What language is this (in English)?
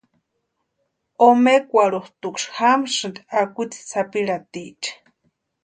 Western Highland Purepecha